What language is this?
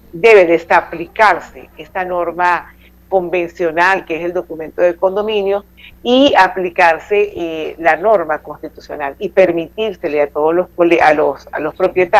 Spanish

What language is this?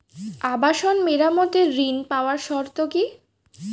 Bangla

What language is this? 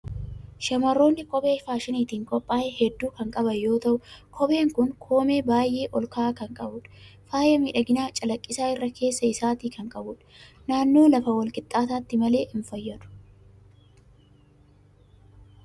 Oromo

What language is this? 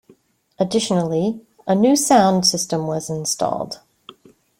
English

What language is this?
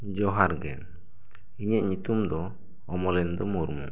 Santali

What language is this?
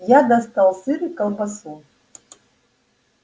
Russian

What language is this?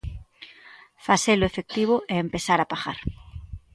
Galician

